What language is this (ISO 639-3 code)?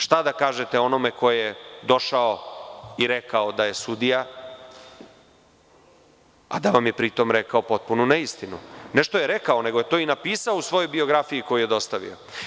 srp